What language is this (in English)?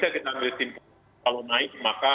Indonesian